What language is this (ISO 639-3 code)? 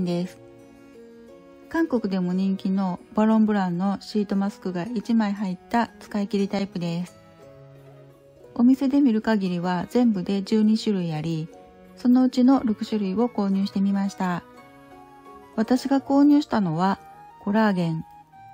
jpn